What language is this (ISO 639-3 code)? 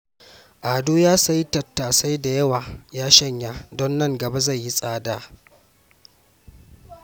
hau